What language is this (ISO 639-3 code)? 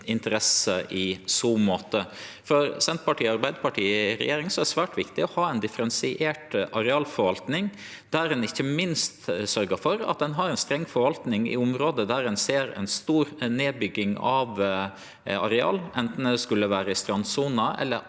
nor